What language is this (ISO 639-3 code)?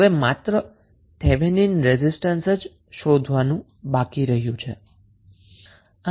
guj